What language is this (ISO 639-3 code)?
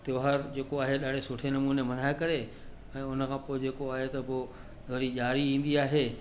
snd